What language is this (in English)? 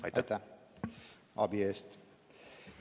Estonian